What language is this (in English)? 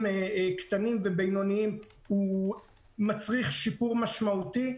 Hebrew